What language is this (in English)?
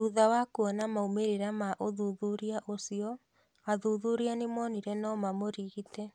Kikuyu